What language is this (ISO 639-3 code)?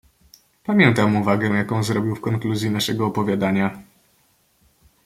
pol